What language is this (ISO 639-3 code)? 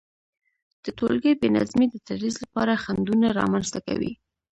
pus